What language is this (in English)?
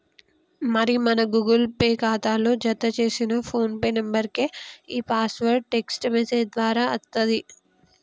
Telugu